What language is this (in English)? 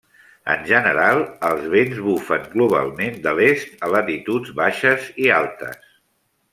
Catalan